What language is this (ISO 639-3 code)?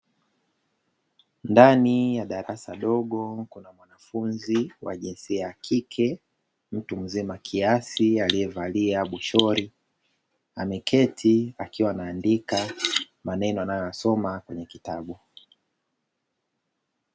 swa